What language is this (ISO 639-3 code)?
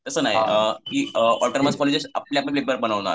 mar